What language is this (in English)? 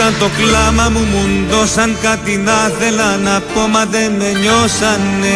Greek